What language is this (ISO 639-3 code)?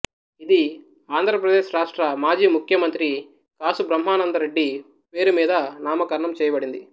tel